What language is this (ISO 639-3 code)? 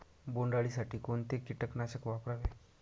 mar